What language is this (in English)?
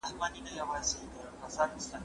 Pashto